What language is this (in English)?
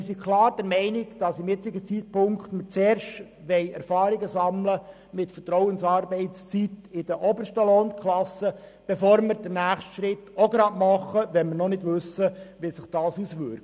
Swiss German